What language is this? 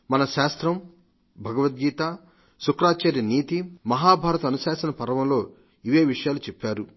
Telugu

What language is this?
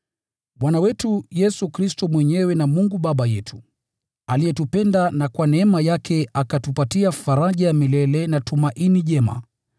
Swahili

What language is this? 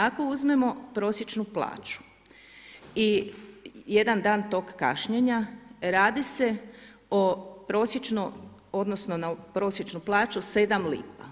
Croatian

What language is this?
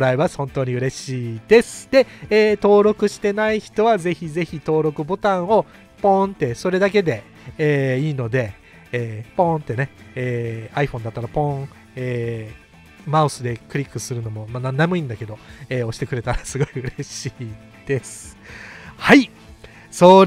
Japanese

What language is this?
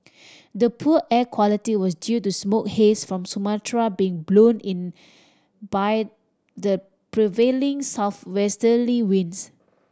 English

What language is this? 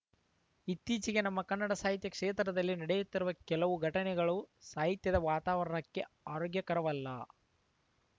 Kannada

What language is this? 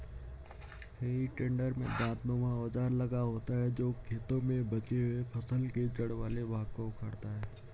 Hindi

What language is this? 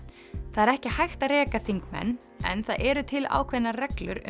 Icelandic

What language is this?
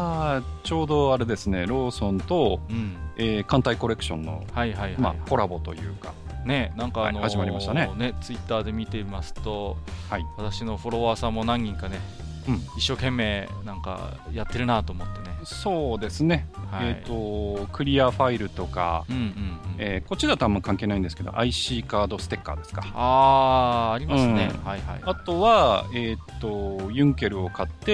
Japanese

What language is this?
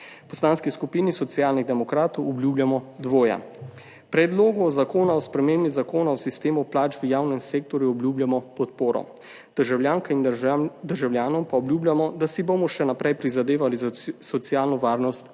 Slovenian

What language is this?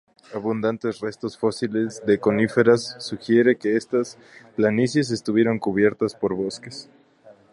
Spanish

